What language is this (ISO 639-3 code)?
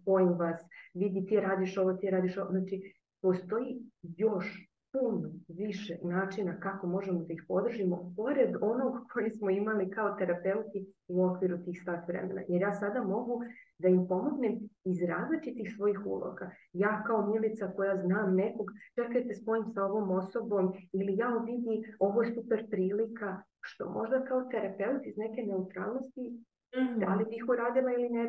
hrv